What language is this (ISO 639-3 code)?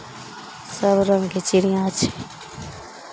mai